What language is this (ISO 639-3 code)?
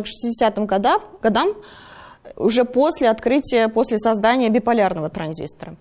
rus